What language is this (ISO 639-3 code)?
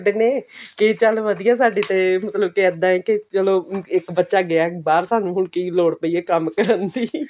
pan